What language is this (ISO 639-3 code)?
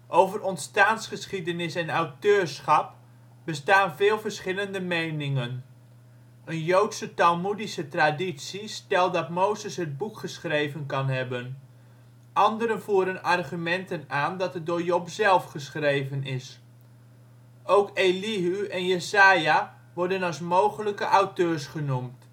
nld